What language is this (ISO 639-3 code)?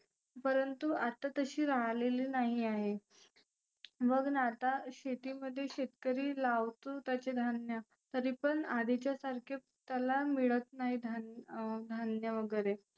mar